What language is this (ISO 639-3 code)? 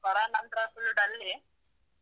kan